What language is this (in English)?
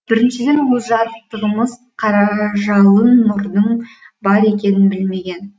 Kazakh